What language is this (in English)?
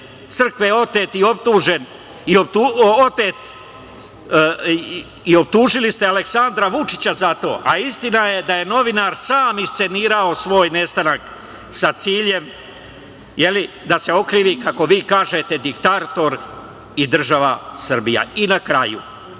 Serbian